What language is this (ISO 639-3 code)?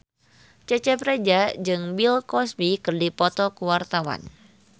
sun